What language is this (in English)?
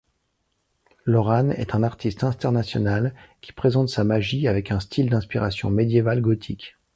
French